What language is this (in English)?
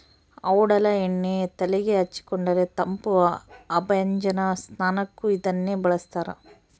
Kannada